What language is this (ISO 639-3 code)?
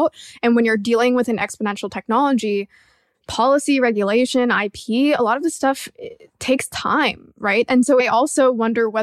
eng